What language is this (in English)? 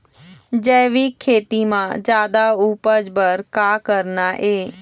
Chhattisgarhi